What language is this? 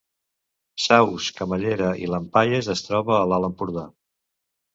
Catalan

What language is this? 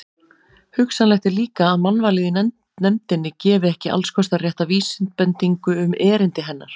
Icelandic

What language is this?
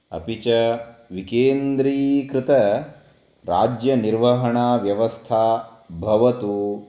Sanskrit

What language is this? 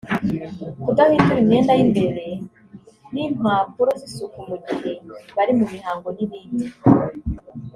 Kinyarwanda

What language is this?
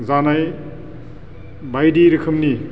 Bodo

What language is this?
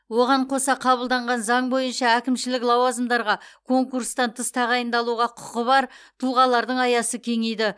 Kazakh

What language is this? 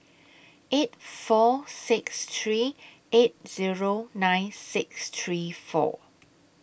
English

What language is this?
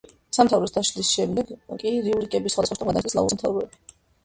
Georgian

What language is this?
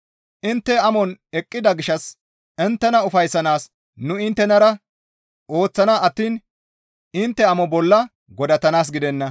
Gamo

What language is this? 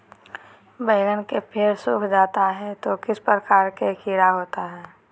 Magahi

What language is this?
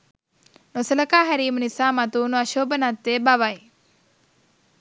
Sinhala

